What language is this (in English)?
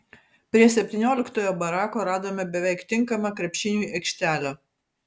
Lithuanian